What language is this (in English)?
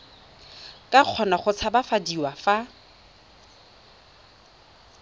Tswana